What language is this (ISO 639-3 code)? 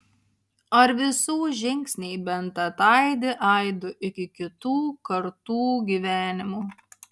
lit